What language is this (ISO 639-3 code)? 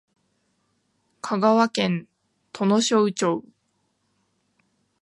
jpn